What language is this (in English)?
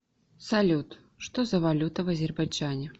Russian